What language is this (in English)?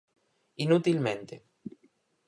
Galician